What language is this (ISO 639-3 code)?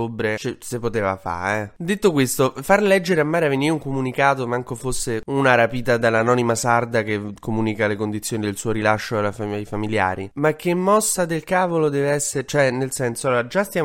ita